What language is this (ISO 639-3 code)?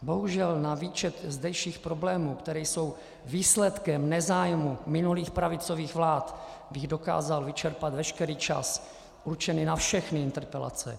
ces